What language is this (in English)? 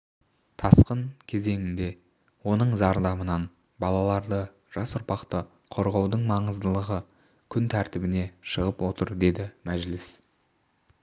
Kazakh